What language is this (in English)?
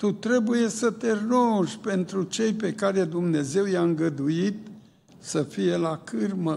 Romanian